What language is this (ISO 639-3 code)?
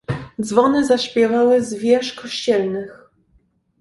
pol